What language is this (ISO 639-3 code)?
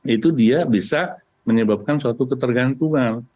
ind